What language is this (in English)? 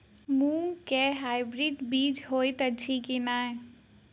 Maithili